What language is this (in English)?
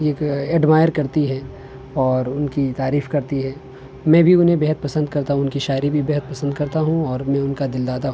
Urdu